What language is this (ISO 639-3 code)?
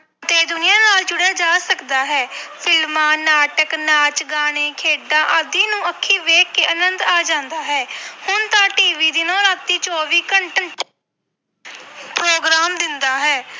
pan